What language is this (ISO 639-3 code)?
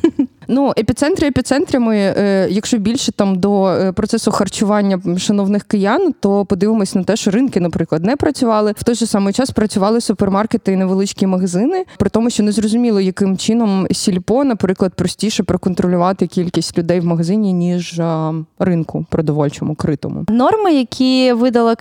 ukr